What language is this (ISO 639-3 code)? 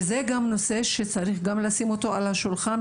heb